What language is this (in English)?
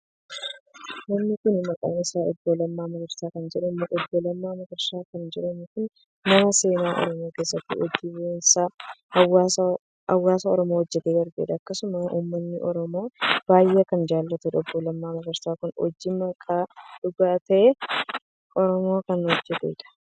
Oromo